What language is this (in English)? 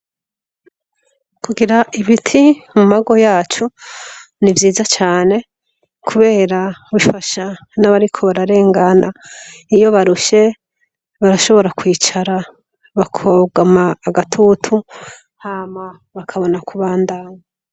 Rundi